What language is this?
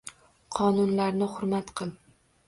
Uzbek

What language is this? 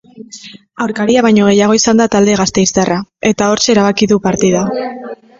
Basque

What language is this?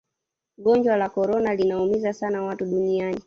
Swahili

